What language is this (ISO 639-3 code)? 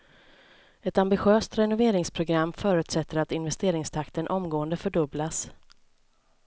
swe